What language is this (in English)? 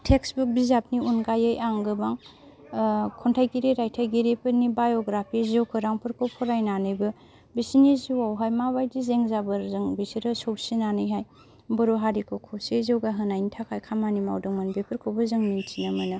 Bodo